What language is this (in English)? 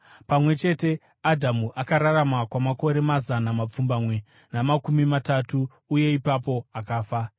Shona